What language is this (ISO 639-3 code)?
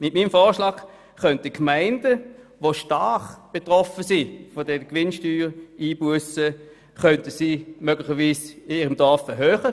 gsw